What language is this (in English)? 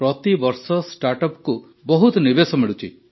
Odia